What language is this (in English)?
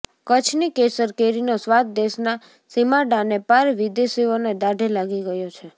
Gujarati